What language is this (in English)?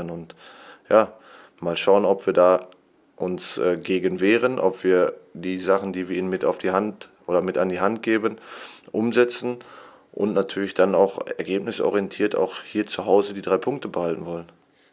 German